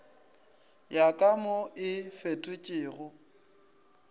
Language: Northern Sotho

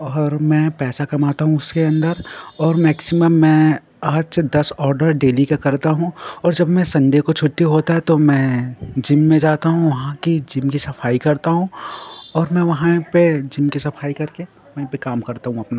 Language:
Hindi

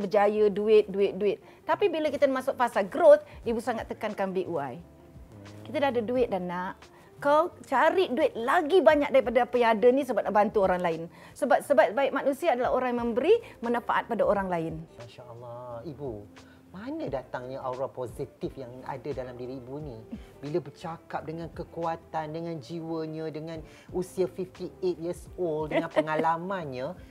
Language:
Malay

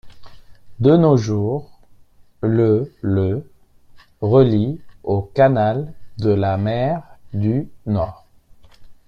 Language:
French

